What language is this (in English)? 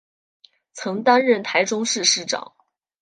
Chinese